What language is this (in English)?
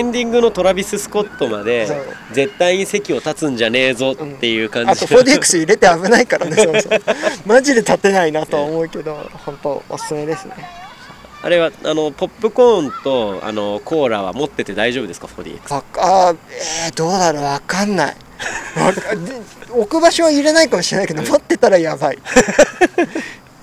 Japanese